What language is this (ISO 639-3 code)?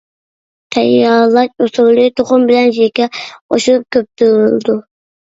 uig